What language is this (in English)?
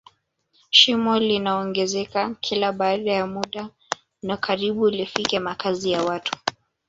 Swahili